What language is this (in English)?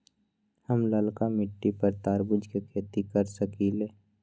Magahi